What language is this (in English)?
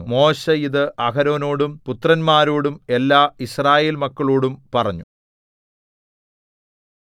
Malayalam